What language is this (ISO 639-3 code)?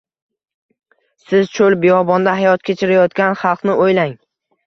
uzb